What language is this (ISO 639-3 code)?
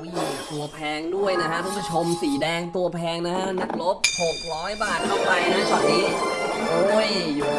tha